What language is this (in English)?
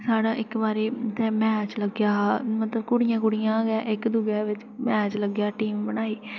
Dogri